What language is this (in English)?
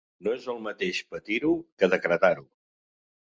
Catalan